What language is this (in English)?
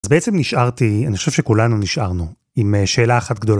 Hebrew